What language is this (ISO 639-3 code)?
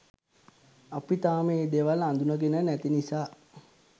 sin